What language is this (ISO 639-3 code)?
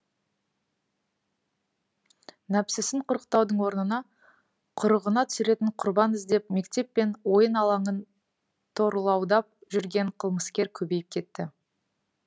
kaz